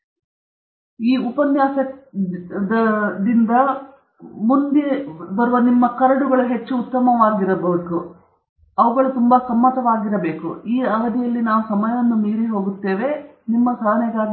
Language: Kannada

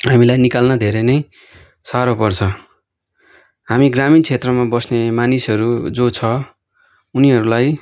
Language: Nepali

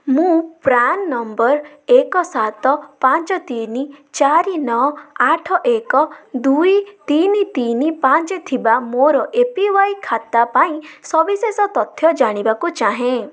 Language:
Odia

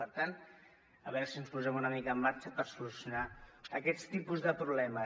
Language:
Catalan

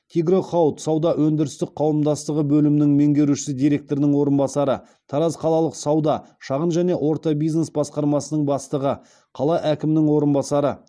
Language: Kazakh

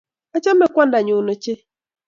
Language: Kalenjin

